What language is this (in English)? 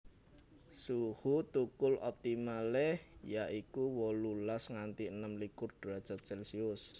Javanese